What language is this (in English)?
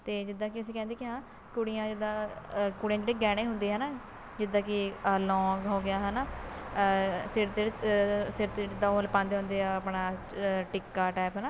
Punjabi